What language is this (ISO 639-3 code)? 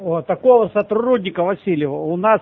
rus